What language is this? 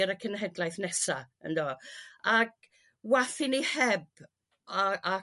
Welsh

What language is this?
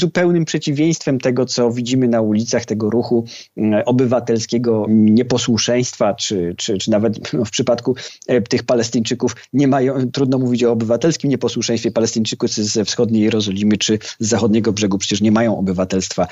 Polish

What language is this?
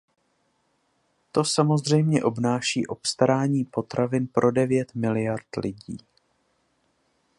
Czech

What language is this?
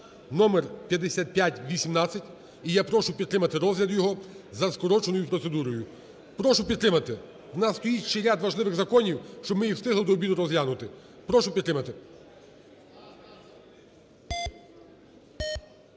Ukrainian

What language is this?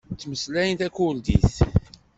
Kabyle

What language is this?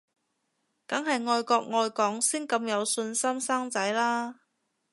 Cantonese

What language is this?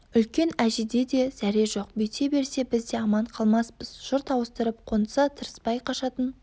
Kazakh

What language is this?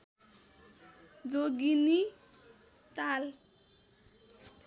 Nepali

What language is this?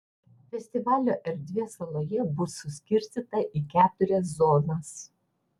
Lithuanian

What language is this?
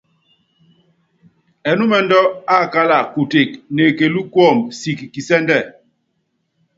Yangben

